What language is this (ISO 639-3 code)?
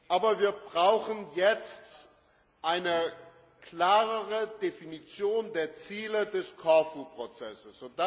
deu